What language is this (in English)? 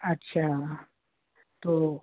Hindi